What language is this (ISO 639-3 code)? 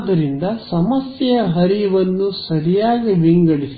kan